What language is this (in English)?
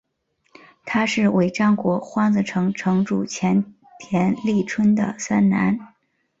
Chinese